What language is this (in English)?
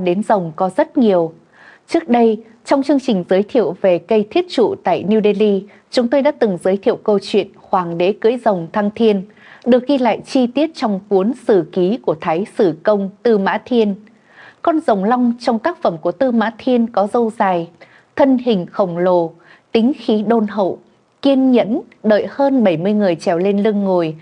Vietnamese